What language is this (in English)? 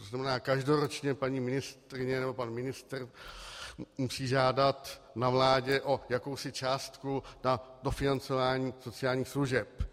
Czech